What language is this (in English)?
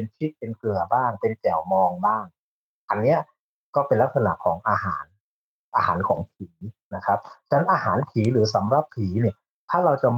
Thai